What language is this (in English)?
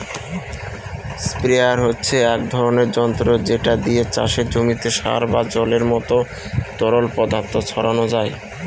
Bangla